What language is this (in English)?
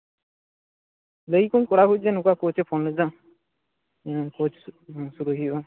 Santali